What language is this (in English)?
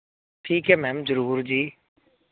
Punjabi